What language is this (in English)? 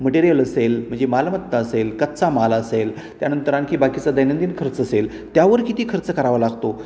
Marathi